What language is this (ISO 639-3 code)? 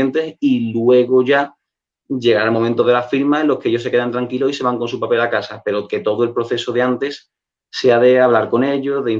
spa